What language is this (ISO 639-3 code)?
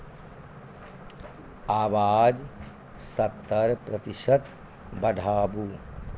mai